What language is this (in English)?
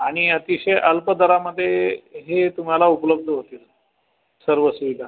Marathi